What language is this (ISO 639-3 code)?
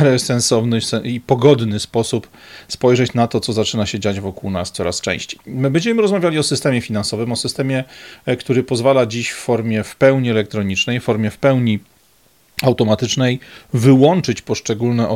pol